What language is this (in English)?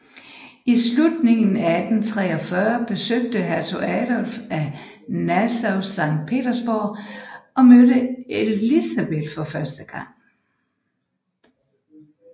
Danish